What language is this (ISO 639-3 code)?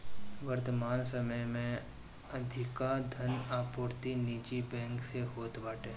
bho